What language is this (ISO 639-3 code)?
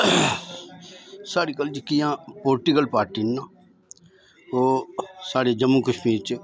doi